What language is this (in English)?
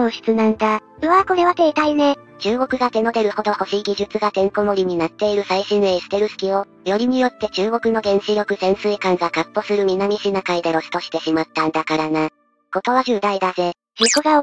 Japanese